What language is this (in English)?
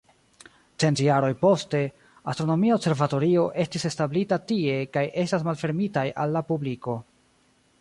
Esperanto